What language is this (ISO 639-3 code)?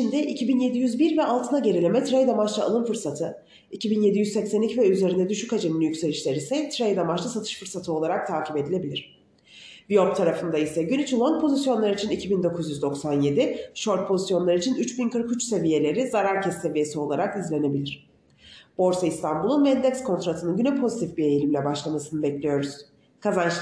tur